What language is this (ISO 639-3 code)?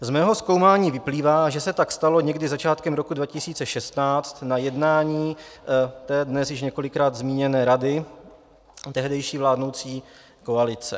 ces